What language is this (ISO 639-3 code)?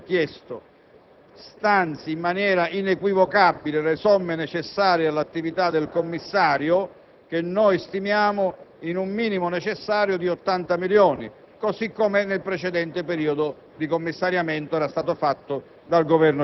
ita